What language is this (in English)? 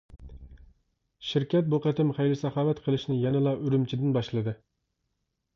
Uyghur